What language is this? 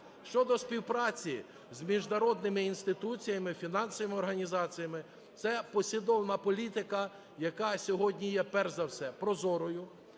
Ukrainian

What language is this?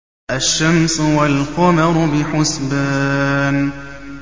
Arabic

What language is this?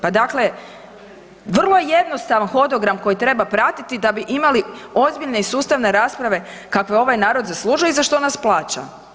Croatian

